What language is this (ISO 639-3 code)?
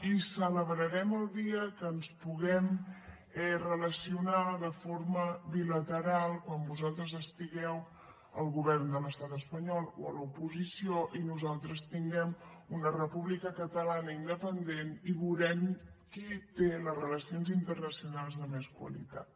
cat